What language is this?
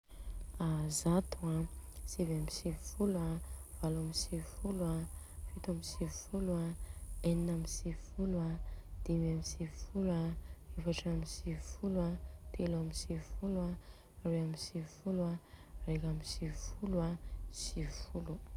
Southern Betsimisaraka Malagasy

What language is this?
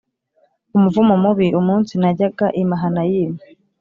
Kinyarwanda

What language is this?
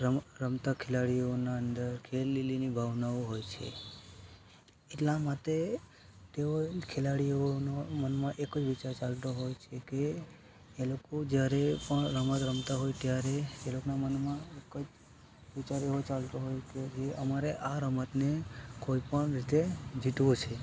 Gujarati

